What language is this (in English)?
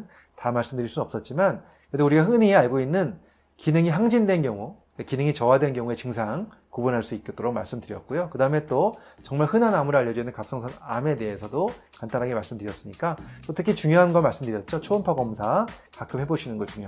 Korean